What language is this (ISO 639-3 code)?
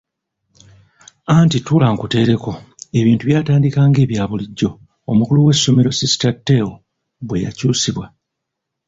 lug